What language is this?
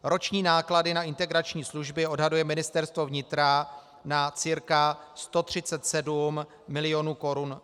Czech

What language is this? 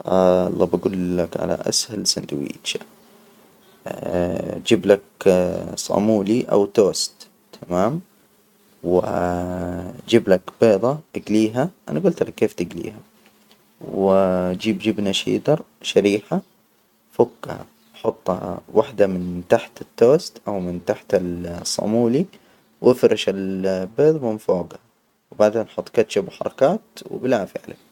Hijazi Arabic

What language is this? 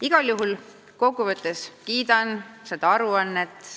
Estonian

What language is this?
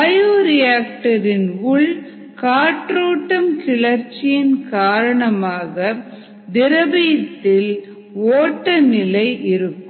Tamil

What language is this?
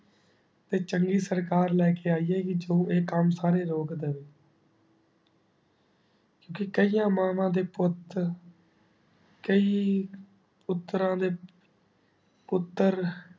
Punjabi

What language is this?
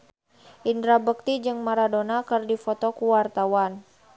Sundanese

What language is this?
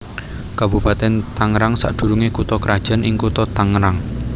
Javanese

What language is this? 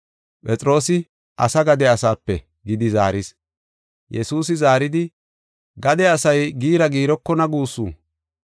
Gofa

